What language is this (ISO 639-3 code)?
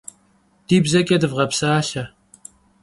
kbd